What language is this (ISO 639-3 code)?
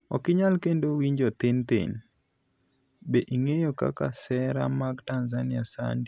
luo